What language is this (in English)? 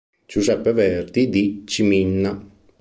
Italian